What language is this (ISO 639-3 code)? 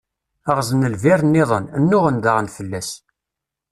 kab